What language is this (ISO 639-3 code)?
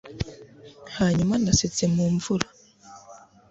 kin